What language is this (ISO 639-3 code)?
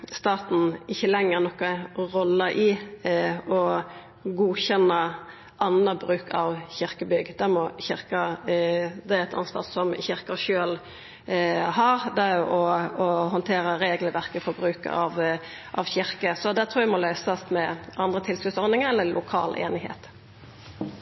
nno